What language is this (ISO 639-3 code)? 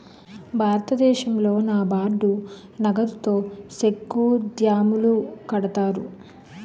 tel